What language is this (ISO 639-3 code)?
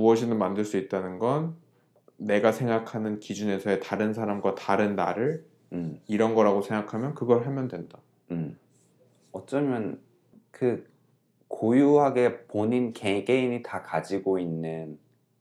kor